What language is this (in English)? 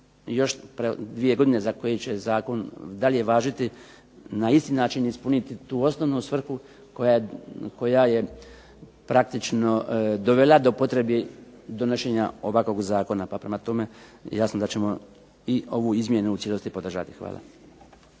Croatian